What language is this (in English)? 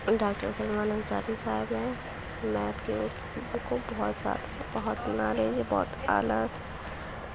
Urdu